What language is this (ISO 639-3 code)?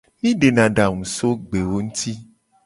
gej